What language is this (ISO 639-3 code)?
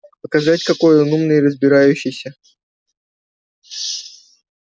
rus